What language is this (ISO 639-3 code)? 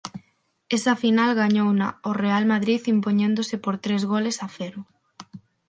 glg